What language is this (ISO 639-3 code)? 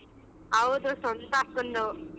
kan